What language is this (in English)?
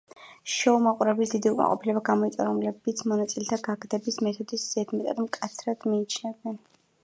Georgian